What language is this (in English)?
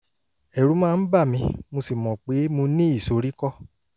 Yoruba